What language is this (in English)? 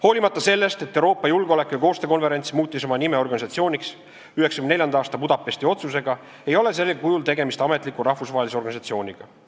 Estonian